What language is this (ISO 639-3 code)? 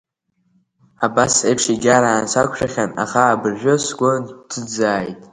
abk